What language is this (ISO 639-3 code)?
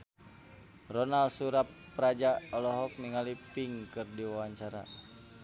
sun